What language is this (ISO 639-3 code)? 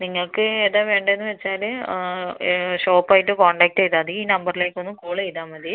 mal